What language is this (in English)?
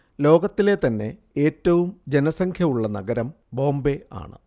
Malayalam